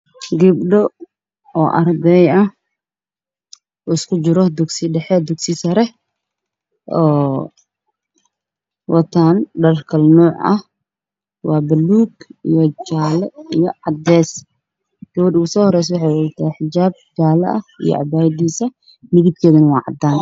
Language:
Somali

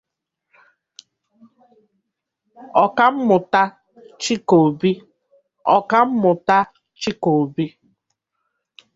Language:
Igbo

